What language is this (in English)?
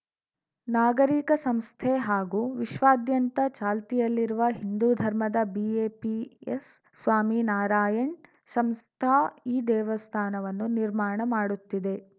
Kannada